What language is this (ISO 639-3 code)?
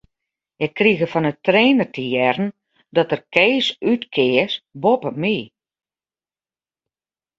fry